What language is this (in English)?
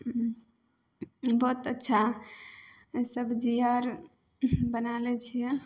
Maithili